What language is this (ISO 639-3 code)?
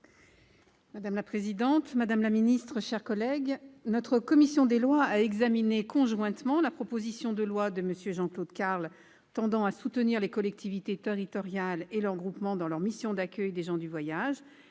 fra